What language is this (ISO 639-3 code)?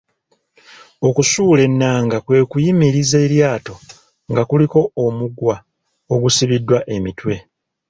lug